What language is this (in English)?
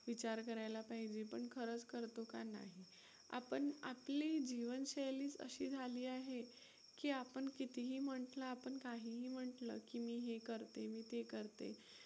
Marathi